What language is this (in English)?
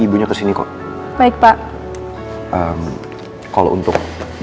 Indonesian